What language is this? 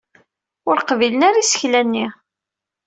Kabyle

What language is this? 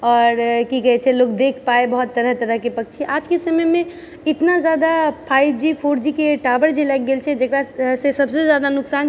Maithili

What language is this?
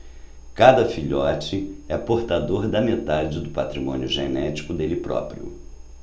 Portuguese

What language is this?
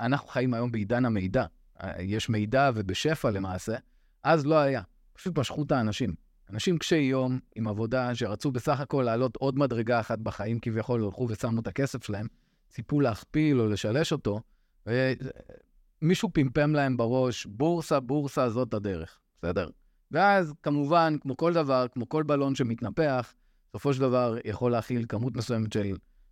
Hebrew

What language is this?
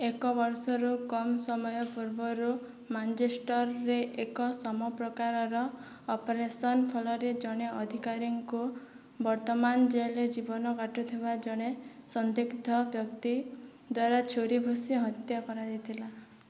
Odia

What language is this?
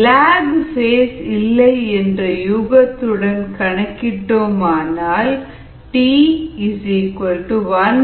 Tamil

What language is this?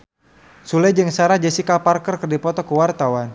Sundanese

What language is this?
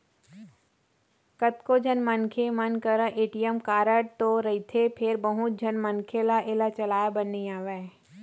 Chhattisgarhi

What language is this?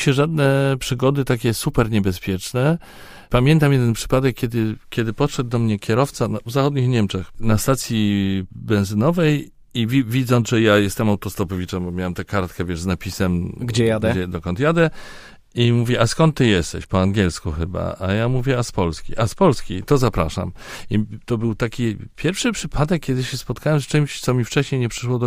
Polish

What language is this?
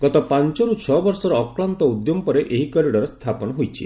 Odia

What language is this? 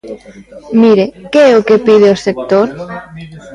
Galician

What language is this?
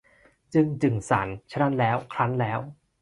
Thai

